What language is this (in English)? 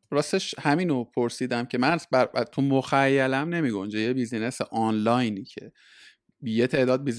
Persian